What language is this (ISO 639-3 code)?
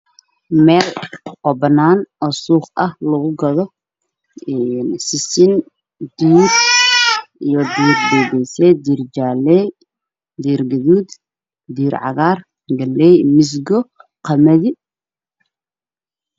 som